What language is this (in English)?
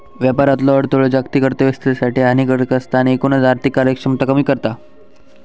Marathi